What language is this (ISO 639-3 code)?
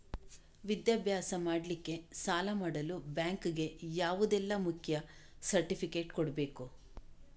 kan